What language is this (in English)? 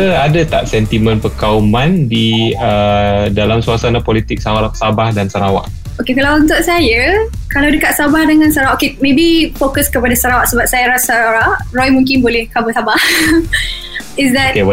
Malay